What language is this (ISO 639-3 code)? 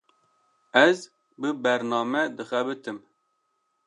kur